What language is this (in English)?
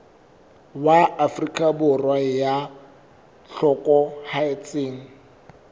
Southern Sotho